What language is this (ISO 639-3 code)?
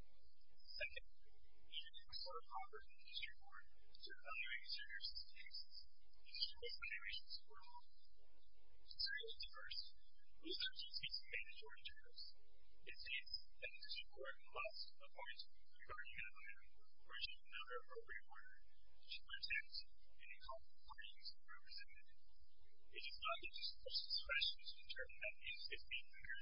eng